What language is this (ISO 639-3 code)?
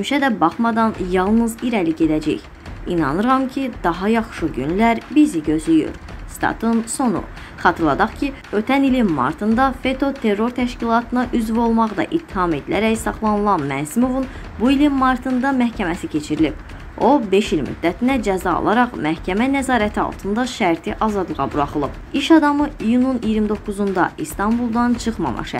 tur